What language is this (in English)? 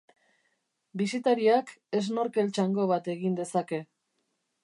Basque